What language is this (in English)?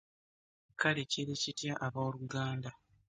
Ganda